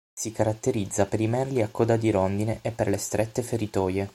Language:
Italian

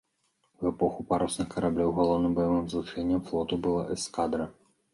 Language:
Belarusian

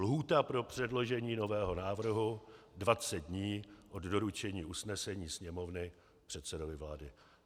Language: Czech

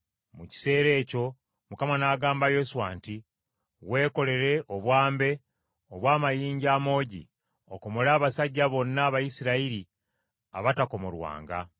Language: Ganda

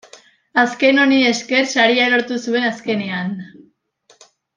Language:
Basque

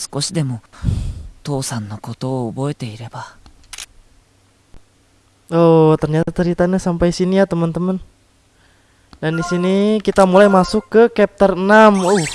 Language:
Indonesian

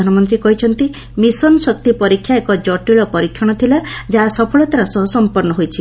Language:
Odia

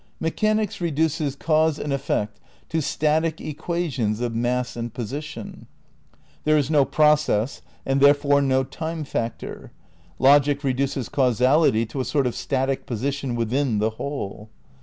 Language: English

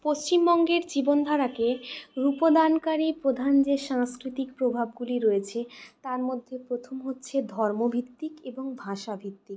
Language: Bangla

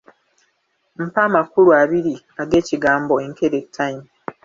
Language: Ganda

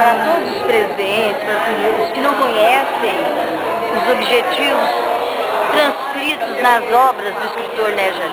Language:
Portuguese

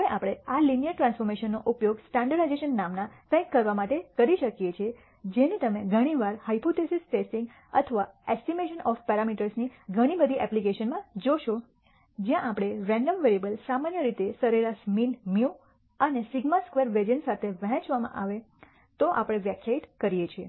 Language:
Gujarati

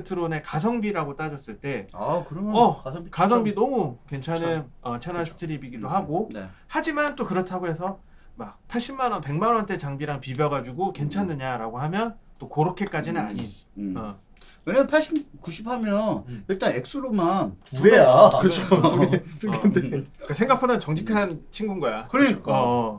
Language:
Korean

